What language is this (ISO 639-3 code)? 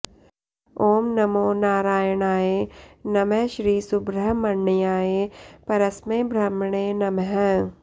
san